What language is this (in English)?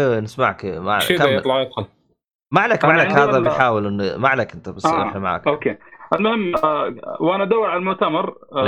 Arabic